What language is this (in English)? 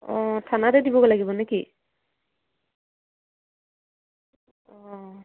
Assamese